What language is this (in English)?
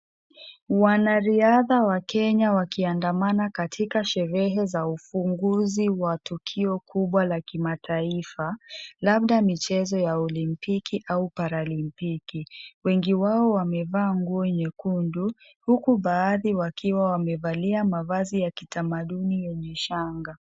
Swahili